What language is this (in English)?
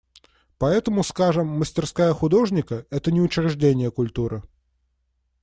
Russian